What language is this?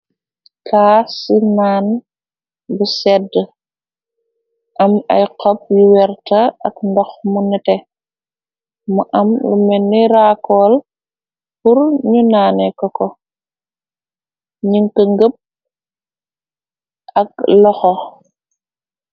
Wolof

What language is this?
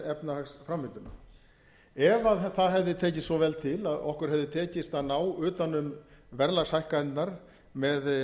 Icelandic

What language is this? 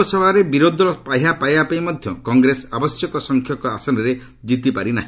Odia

